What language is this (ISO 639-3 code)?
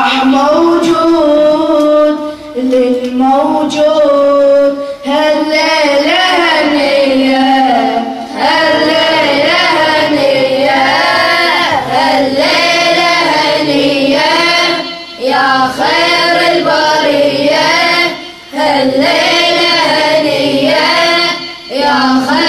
ara